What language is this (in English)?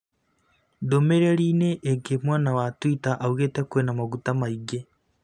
Kikuyu